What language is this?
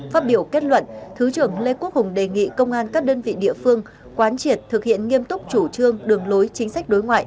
Vietnamese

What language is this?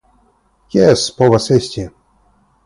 Esperanto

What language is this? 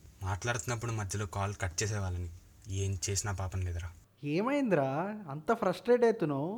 Telugu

